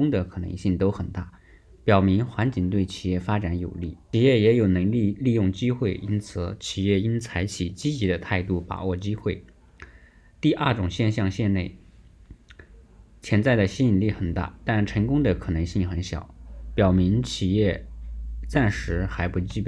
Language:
Chinese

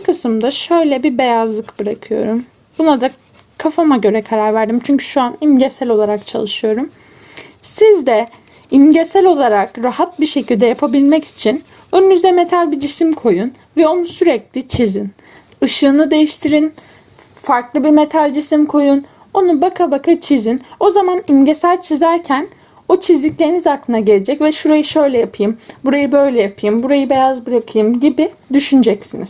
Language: Turkish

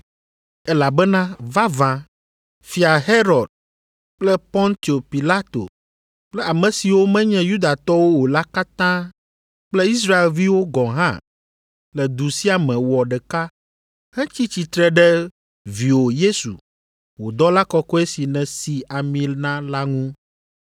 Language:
Ewe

